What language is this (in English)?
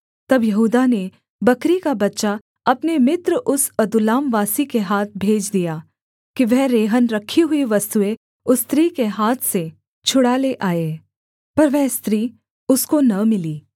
Hindi